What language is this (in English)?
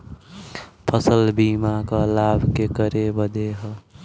Bhojpuri